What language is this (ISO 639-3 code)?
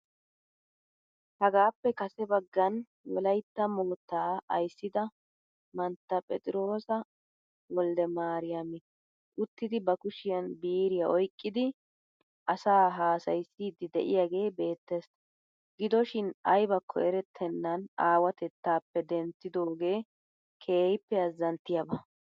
wal